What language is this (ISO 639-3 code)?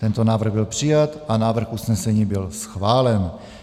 ces